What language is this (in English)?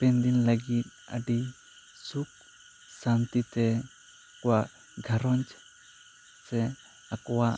Santali